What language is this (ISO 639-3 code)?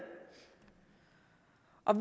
dan